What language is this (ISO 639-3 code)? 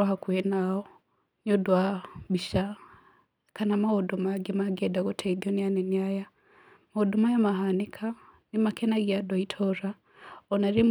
kik